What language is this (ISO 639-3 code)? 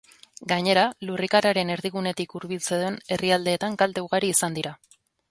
eus